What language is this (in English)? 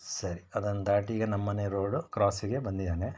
Kannada